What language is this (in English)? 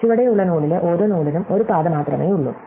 Malayalam